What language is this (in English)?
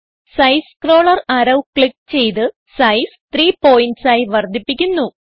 Malayalam